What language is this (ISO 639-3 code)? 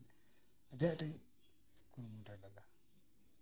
sat